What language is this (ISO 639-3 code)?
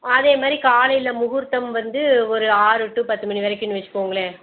tam